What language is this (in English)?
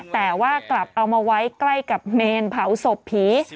Thai